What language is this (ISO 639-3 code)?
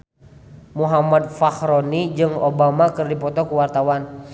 sun